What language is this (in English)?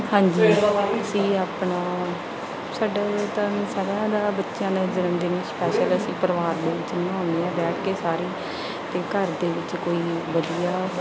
Punjabi